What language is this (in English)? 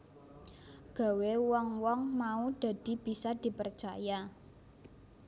Javanese